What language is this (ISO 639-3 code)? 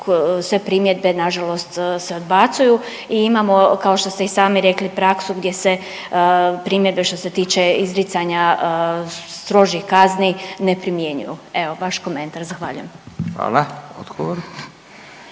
hrv